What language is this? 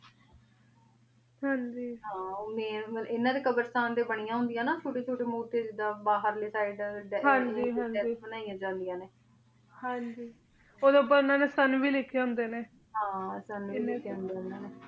Punjabi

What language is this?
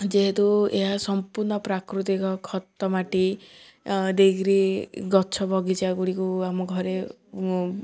Odia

